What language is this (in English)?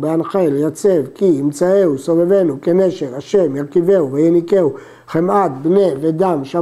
Hebrew